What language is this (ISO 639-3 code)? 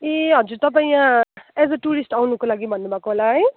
nep